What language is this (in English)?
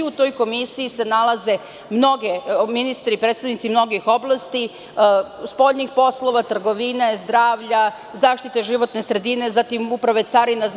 Serbian